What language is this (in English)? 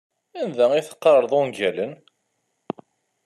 Kabyle